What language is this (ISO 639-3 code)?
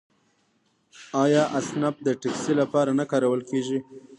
pus